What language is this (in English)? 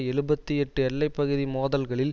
Tamil